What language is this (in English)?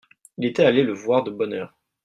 French